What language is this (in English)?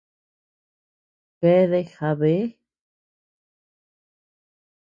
Tepeuxila Cuicatec